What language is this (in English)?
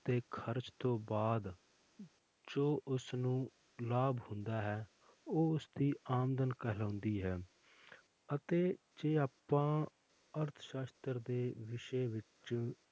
Punjabi